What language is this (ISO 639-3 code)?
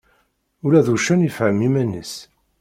kab